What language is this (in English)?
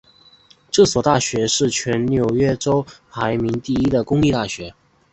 Chinese